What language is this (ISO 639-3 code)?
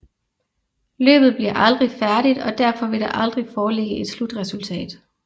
dan